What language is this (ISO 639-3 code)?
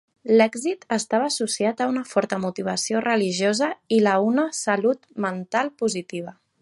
cat